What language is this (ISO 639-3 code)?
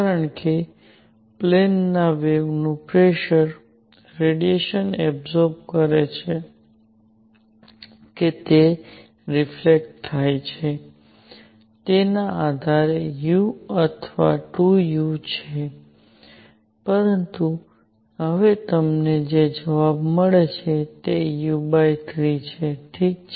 guj